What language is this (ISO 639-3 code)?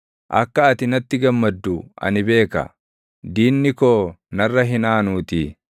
orm